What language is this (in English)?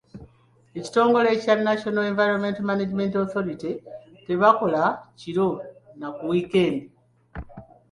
Ganda